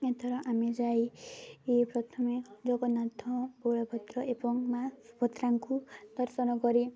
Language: Odia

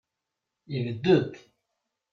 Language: Kabyle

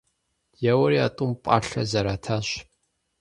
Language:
Kabardian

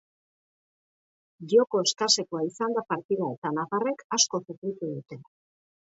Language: Basque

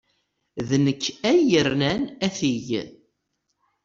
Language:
Kabyle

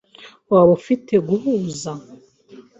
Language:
Kinyarwanda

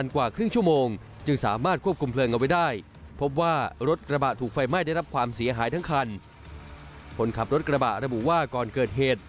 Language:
Thai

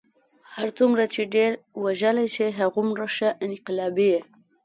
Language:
Pashto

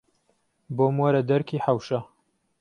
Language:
Central Kurdish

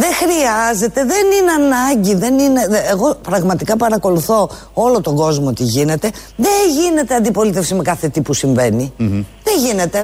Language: Greek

